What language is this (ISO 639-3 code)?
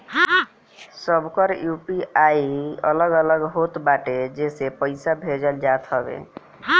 bho